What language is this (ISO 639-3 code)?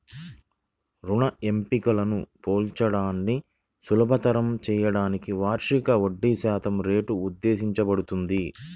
tel